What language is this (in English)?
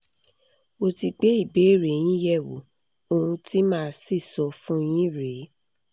Yoruba